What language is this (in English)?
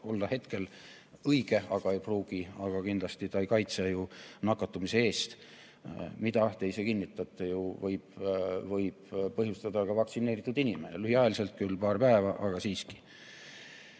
Estonian